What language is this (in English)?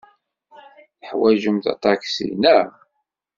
Kabyle